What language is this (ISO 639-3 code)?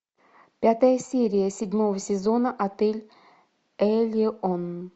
rus